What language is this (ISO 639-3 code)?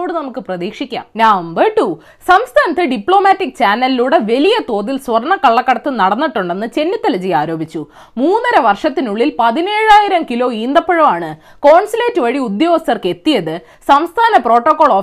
mal